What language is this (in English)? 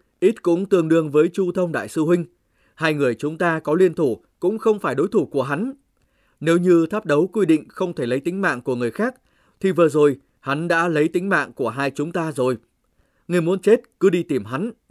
Vietnamese